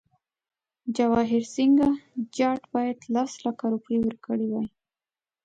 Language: Pashto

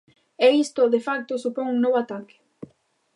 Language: Galician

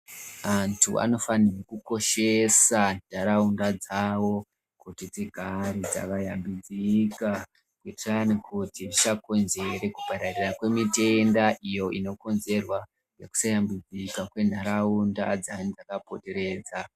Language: Ndau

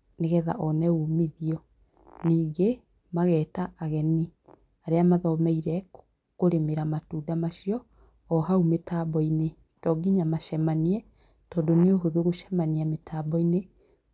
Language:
Kikuyu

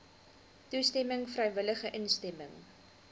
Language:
Afrikaans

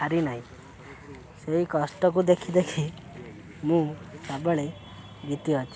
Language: Odia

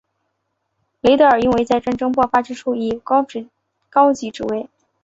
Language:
Chinese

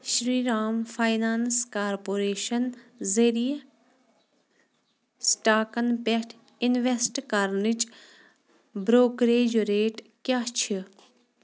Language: Kashmiri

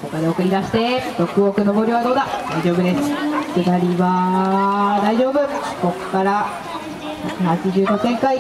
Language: Japanese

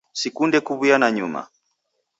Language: Taita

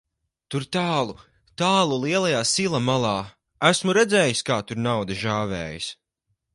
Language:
Latvian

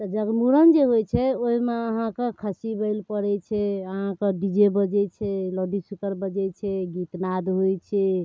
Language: Maithili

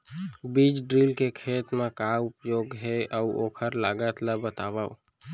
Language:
Chhattisgarhi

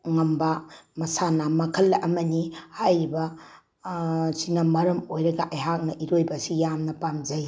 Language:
Manipuri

